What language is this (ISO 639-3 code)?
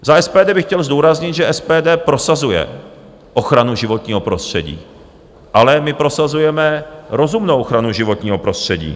ces